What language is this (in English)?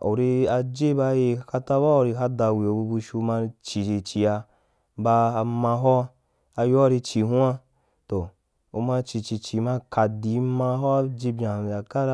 Wapan